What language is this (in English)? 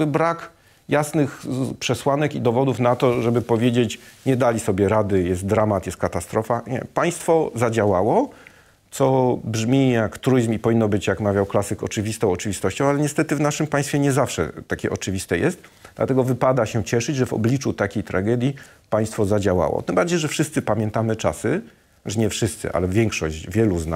Polish